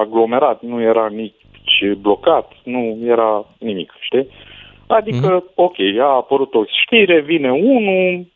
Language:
Romanian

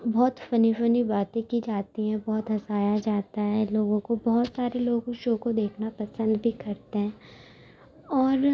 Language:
Urdu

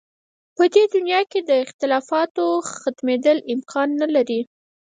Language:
Pashto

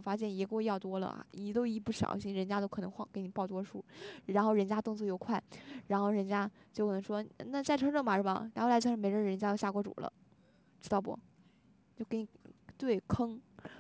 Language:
Chinese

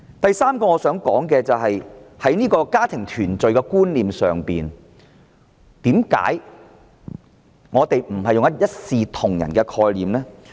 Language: Cantonese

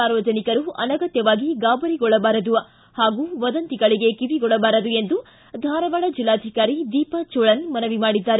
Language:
Kannada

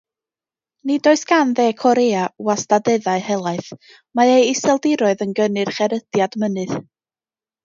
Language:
Welsh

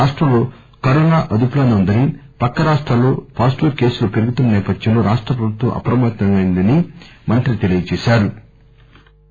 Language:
Telugu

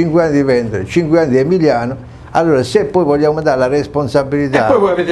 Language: Italian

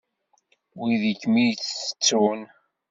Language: Kabyle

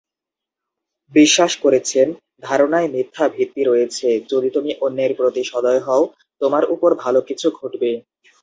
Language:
Bangla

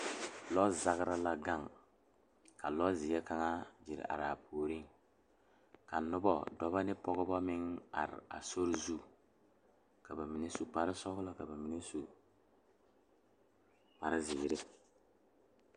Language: Southern Dagaare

